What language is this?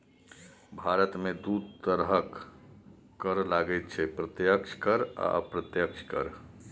Maithili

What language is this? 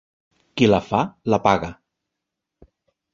Catalan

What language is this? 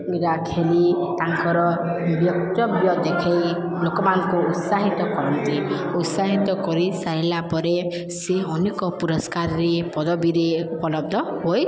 Odia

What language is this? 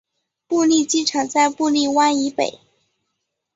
Chinese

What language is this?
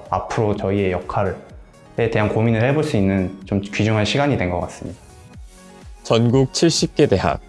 Korean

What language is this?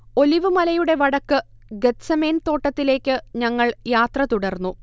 Malayalam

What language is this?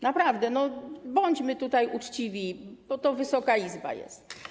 Polish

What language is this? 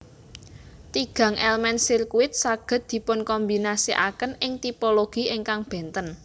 Javanese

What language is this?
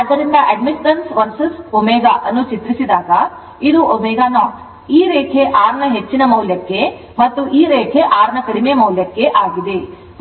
Kannada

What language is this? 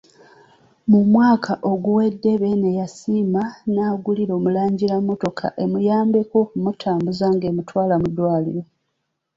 Ganda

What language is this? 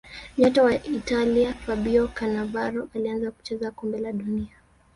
Swahili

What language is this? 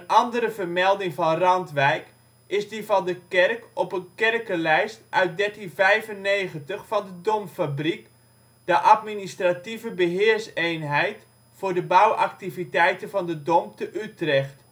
Dutch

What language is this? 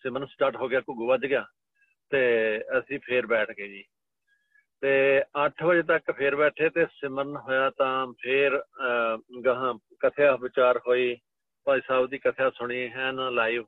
Punjabi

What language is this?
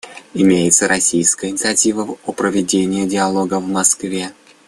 Russian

